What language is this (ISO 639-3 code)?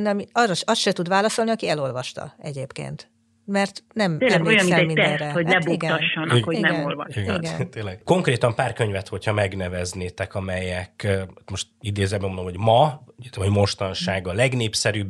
hun